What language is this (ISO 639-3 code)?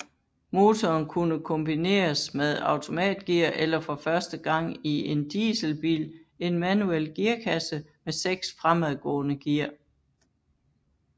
dan